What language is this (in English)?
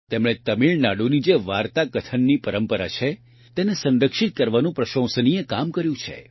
Gujarati